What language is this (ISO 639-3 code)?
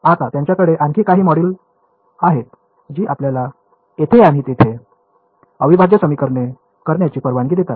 mar